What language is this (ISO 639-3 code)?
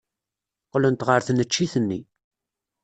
kab